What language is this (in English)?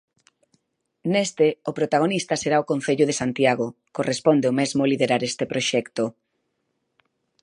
Galician